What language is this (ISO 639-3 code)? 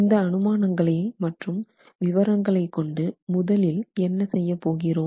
tam